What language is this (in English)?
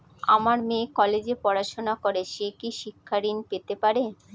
Bangla